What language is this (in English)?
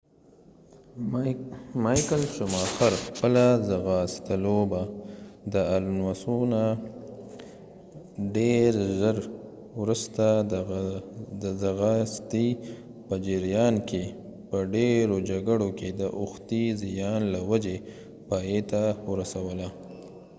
Pashto